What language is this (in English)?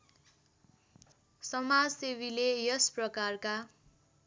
Nepali